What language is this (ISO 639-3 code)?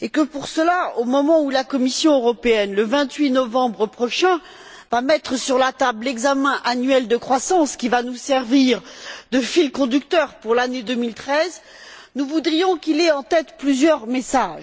fra